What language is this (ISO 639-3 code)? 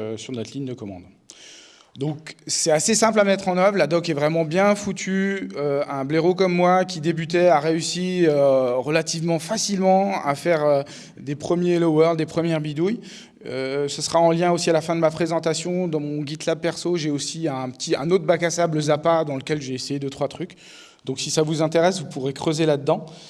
fra